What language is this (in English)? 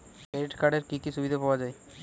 Bangla